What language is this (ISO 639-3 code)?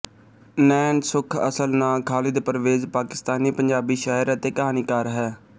pan